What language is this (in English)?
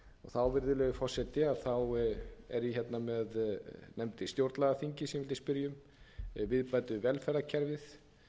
Icelandic